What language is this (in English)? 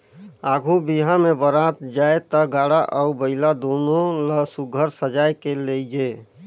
Chhattisgarhi